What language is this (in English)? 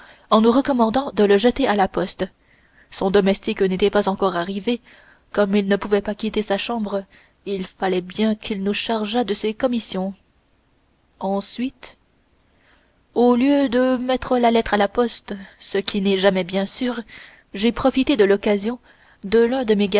French